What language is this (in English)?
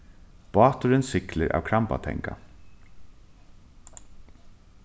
Faroese